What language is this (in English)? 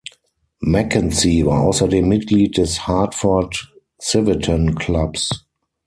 German